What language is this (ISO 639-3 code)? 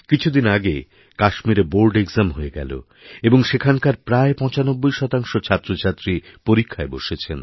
ben